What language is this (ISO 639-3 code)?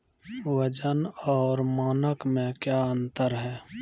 mai